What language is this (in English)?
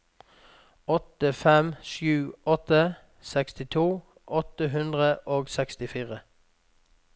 Norwegian